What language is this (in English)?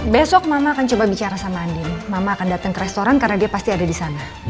Indonesian